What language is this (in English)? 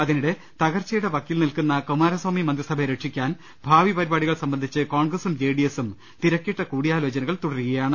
Malayalam